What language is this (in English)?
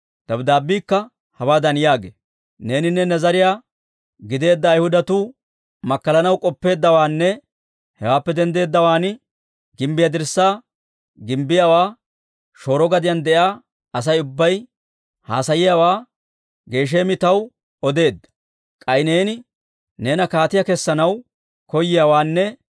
Dawro